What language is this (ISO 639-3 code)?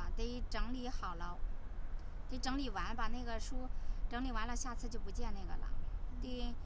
zho